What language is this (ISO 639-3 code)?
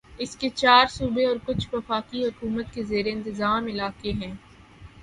urd